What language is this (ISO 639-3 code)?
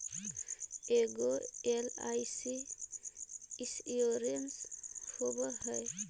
mag